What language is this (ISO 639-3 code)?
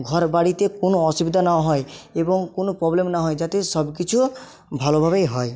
ben